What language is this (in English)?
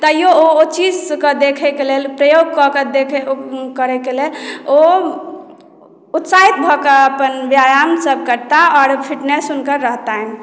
Maithili